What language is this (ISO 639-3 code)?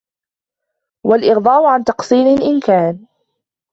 ara